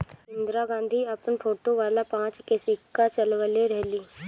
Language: Bhojpuri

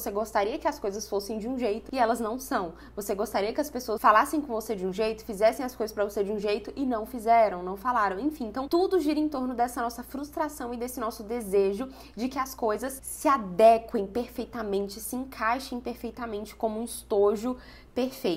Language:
Portuguese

